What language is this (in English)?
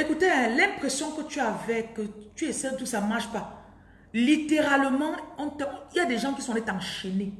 French